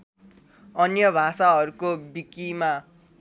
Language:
Nepali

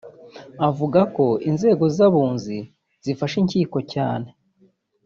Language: Kinyarwanda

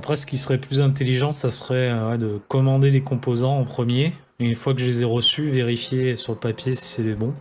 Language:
French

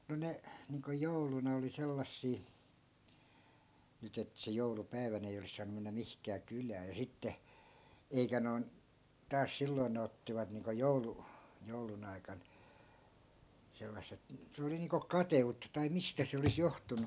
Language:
Finnish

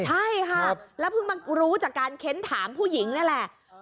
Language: Thai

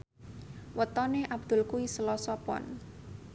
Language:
Javanese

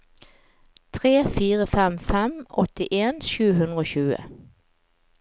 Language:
Norwegian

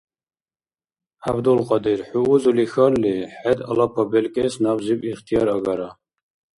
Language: Dargwa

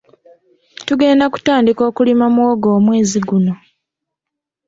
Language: Ganda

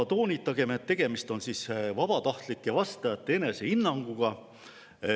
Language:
Estonian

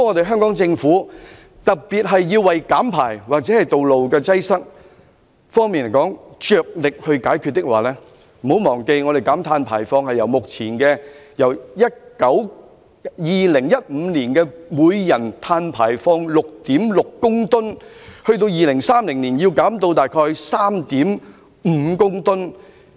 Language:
Cantonese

